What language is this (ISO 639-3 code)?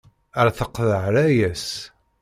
kab